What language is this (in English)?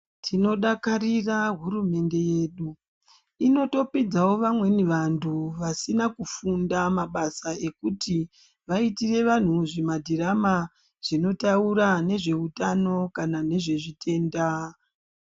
Ndau